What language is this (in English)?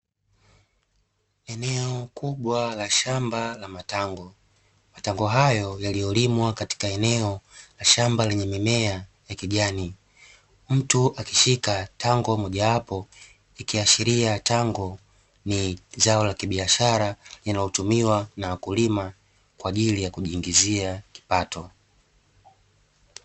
Swahili